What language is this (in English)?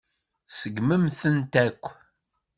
Kabyle